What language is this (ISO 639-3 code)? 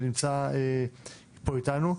heb